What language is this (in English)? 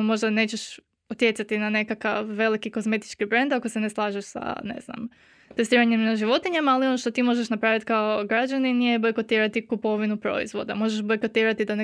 Croatian